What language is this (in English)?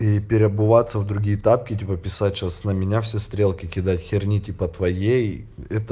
Russian